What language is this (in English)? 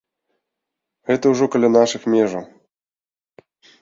Belarusian